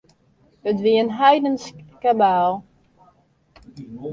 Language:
Western Frisian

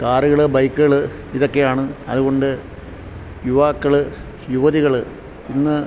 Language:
Malayalam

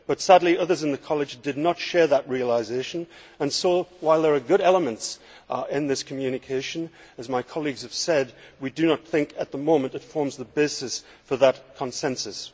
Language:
English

